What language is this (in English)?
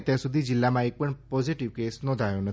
Gujarati